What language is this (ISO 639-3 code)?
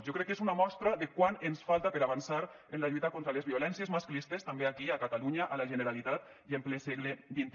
cat